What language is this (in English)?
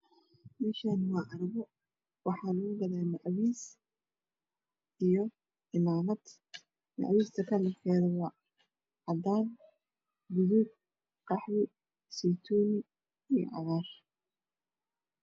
Somali